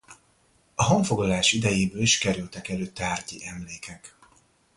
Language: Hungarian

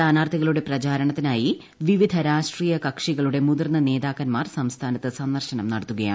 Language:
Malayalam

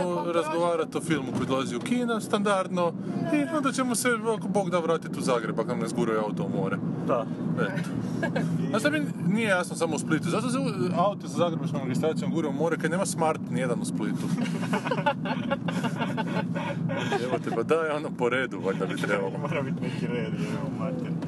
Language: Croatian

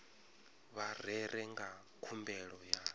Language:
Venda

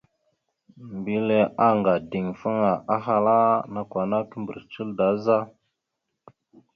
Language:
Mada (Cameroon)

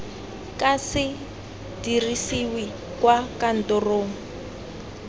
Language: Tswana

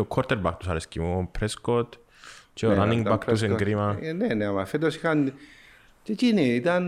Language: Greek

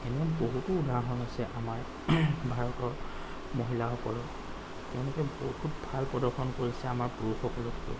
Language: Assamese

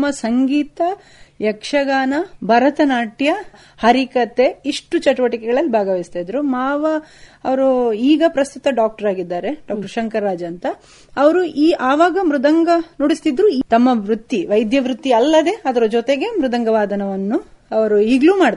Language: Kannada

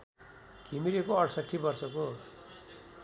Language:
Nepali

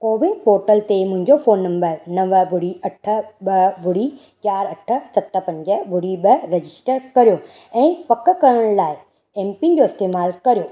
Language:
Sindhi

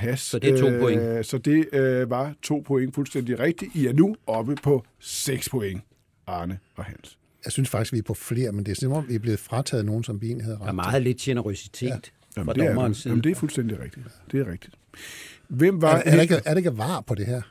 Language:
Danish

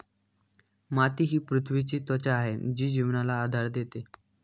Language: Marathi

